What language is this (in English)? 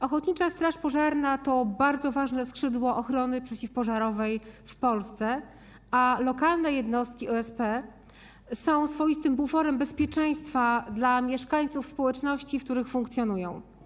Polish